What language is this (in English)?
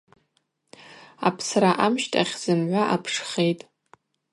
Abaza